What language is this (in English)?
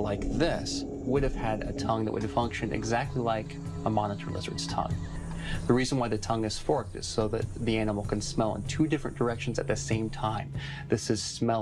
English